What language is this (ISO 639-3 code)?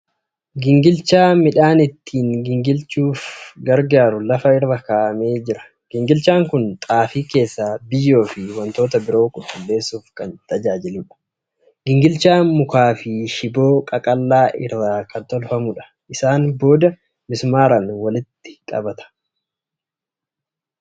orm